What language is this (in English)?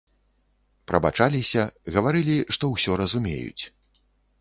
Belarusian